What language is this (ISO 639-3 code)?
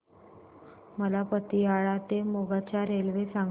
mar